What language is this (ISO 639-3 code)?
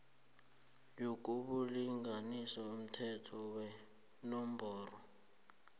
nbl